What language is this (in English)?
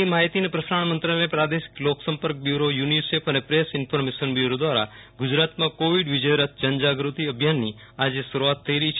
Gujarati